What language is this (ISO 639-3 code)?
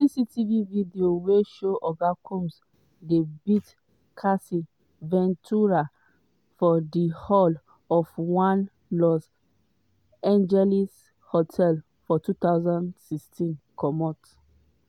pcm